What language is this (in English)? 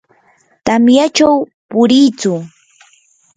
Yanahuanca Pasco Quechua